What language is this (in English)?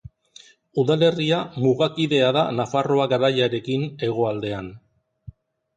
Basque